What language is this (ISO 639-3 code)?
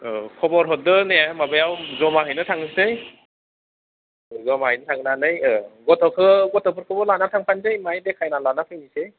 brx